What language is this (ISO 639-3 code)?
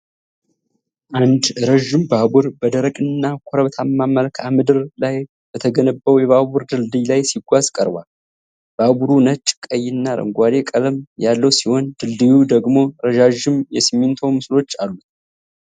amh